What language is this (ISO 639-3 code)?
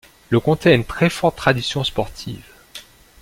fra